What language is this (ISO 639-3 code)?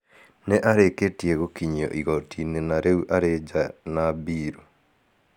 kik